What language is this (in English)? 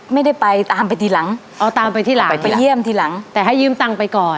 Thai